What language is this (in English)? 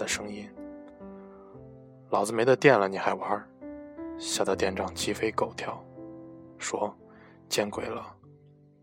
Chinese